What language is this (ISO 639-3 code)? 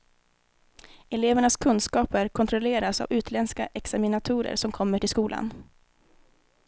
swe